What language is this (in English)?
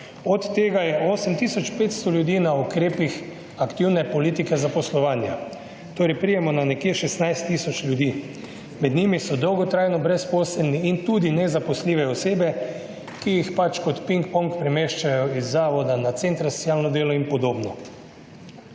Slovenian